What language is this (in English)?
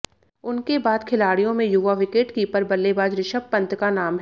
Hindi